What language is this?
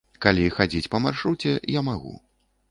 Belarusian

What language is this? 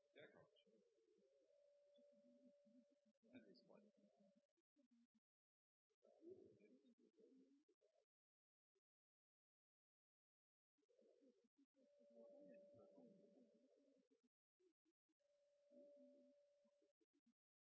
Norwegian Nynorsk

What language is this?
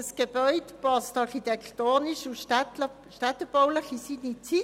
Swiss German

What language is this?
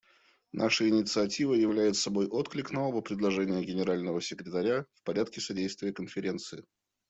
Russian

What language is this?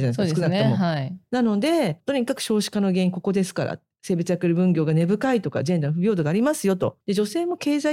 Japanese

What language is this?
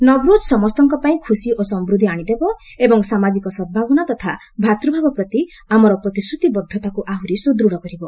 Odia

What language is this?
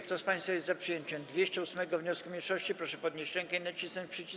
Polish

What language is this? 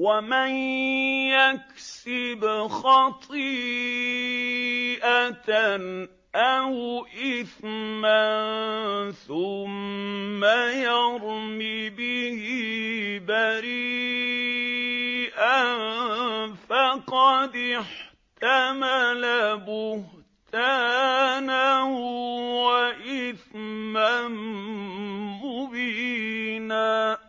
Arabic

